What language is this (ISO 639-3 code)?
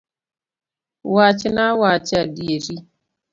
luo